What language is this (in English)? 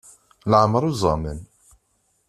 Kabyle